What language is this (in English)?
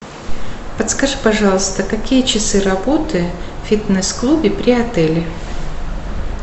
Russian